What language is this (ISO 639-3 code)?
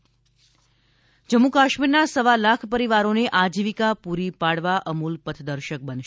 guj